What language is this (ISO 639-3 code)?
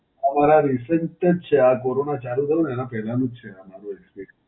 guj